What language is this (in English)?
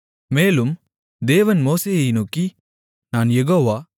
Tamil